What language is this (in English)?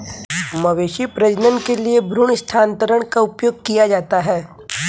Hindi